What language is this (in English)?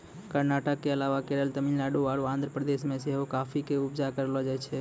Maithili